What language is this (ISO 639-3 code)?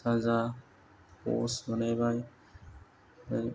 brx